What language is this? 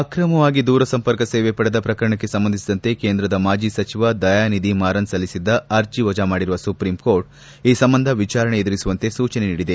Kannada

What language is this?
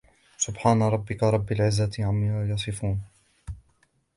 Arabic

